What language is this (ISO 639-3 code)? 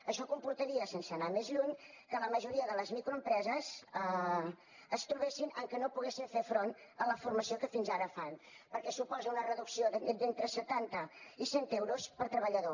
cat